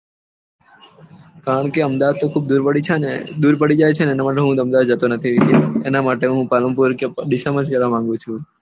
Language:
Gujarati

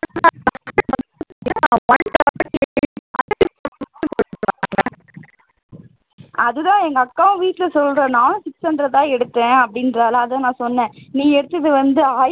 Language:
Tamil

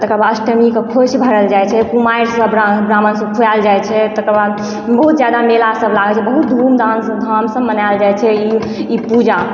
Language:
Maithili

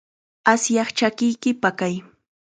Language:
Chiquián Ancash Quechua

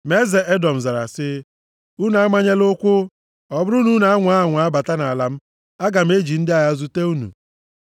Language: Igbo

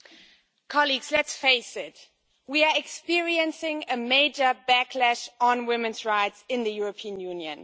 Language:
English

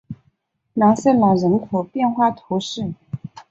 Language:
Chinese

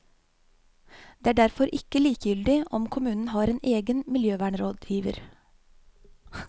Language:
Norwegian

